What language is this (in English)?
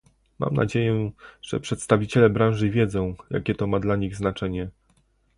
Polish